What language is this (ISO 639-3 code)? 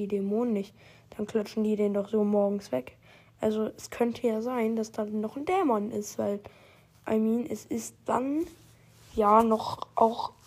deu